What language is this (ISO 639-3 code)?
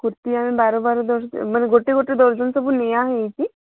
ori